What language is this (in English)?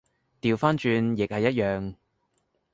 Cantonese